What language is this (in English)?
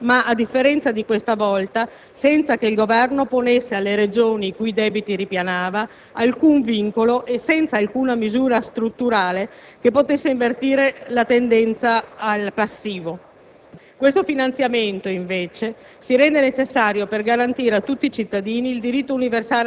Italian